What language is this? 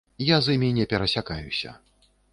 Belarusian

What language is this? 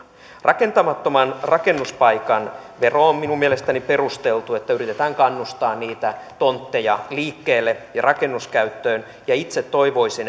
Finnish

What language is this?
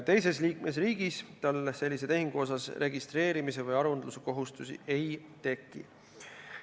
Estonian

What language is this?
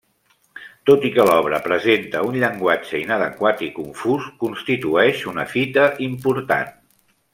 Catalan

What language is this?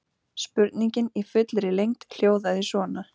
Icelandic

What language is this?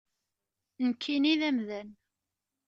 Kabyle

